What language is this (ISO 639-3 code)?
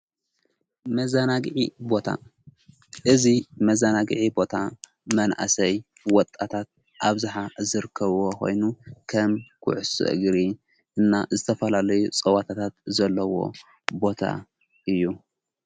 tir